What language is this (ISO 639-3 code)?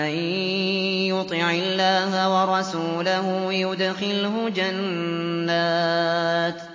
ara